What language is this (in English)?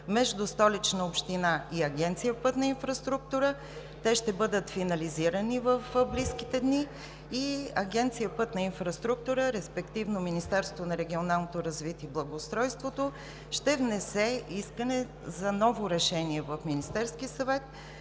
Bulgarian